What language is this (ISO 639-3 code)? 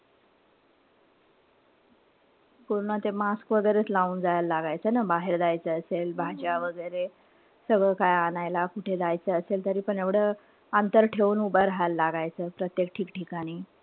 mar